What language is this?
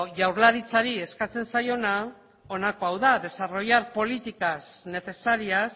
Basque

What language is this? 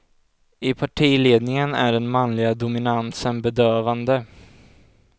Swedish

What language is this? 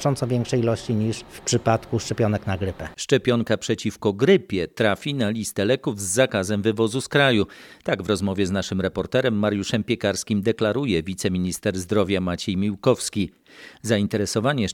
Polish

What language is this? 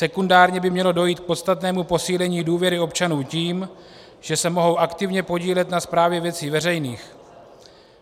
Czech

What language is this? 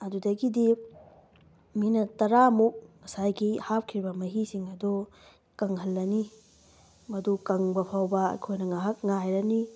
Manipuri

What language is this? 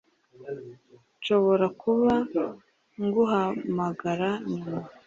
Kinyarwanda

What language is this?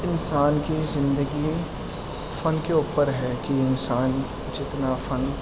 Urdu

